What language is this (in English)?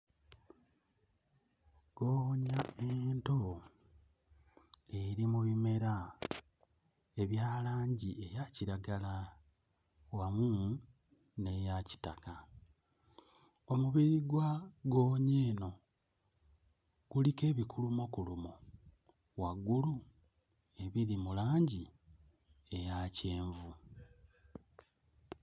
Ganda